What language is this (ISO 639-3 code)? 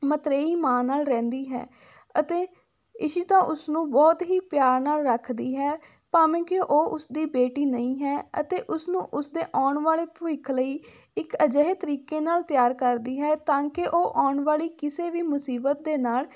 pan